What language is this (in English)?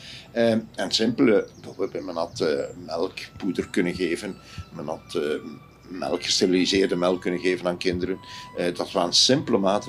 Dutch